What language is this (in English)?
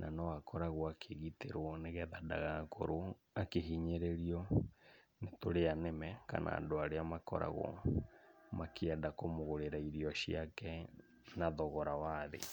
Kikuyu